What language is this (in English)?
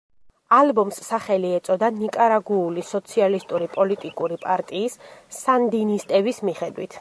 Georgian